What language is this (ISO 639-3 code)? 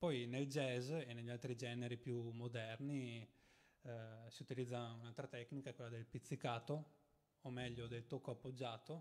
ita